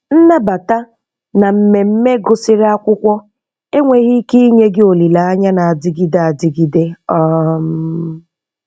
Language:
Igbo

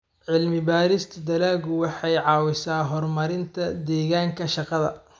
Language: Somali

